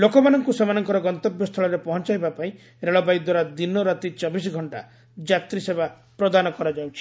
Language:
Odia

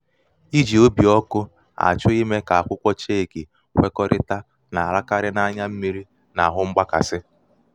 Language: Igbo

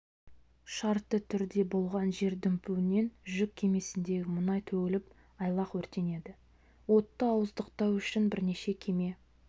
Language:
Kazakh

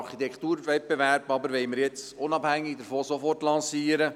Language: Swiss German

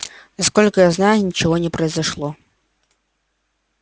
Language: Russian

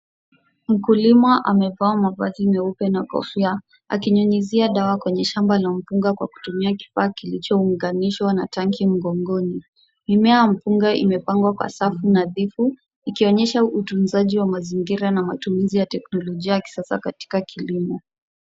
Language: Swahili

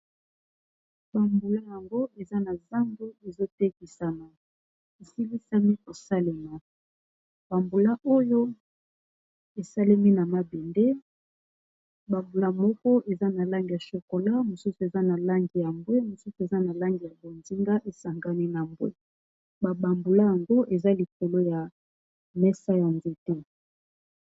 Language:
Lingala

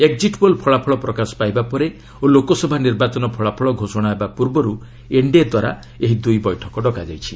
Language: Odia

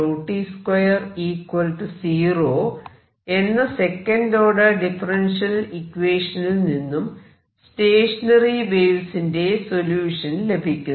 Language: Malayalam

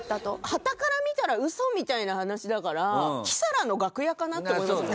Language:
Japanese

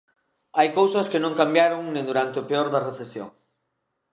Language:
Galician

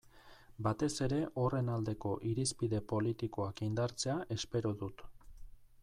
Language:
Basque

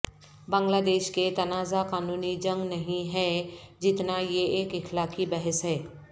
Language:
Urdu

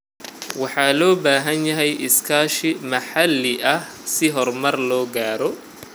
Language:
Somali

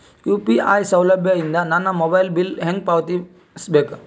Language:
Kannada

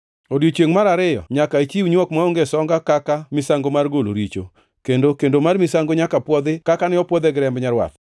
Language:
Luo (Kenya and Tanzania)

